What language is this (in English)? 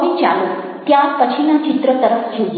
Gujarati